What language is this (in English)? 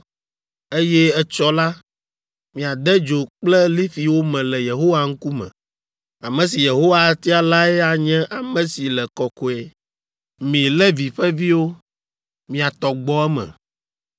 Ewe